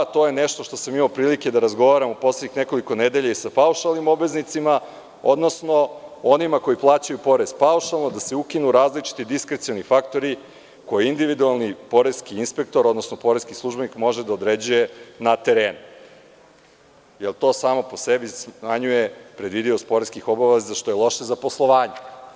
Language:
Serbian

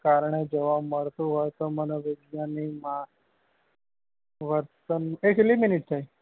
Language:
Gujarati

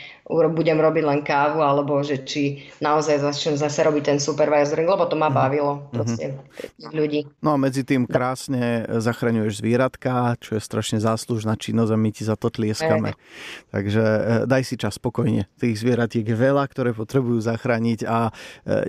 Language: Slovak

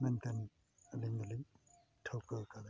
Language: Santali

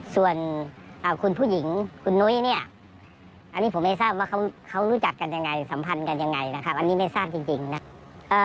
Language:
Thai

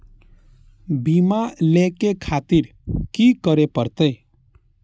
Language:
Maithili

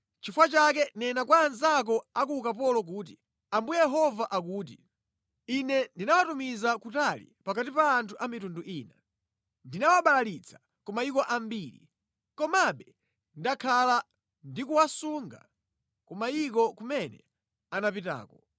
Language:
Nyanja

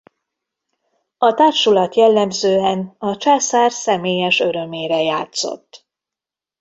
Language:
Hungarian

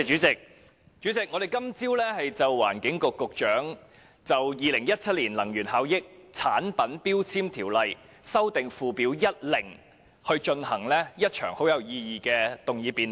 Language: Cantonese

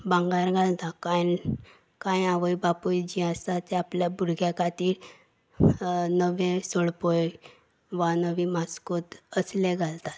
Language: Konkani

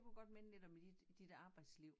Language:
Danish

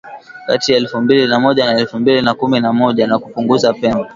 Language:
Swahili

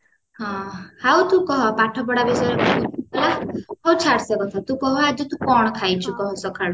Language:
Odia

